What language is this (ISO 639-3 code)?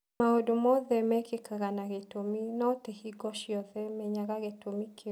kik